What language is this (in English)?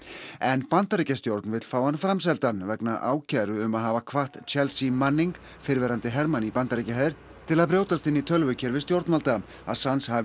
Icelandic